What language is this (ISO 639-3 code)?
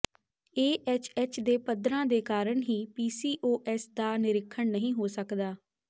pan